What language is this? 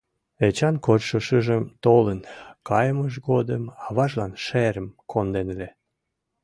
Mari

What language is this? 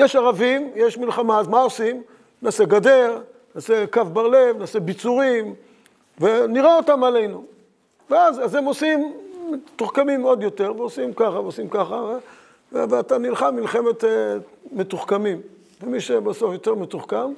Hebrew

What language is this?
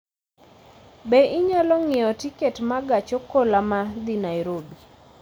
Luo (Kenya and Tanzania)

